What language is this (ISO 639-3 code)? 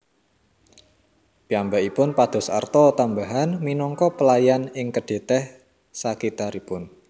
jav